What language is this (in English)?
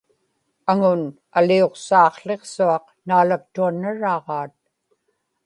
Inupiaq